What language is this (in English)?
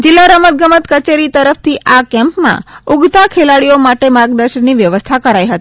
Gujarati